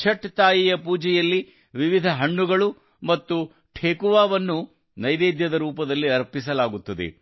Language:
Kannada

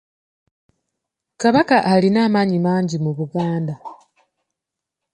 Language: Ganda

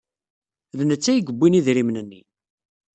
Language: Kabyle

